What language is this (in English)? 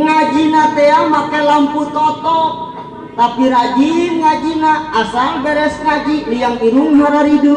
Indonesian